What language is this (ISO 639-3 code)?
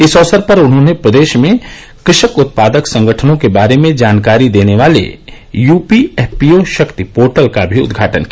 hin